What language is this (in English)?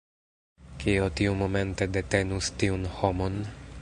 Esperanto